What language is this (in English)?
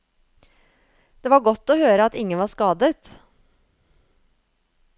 Norwegian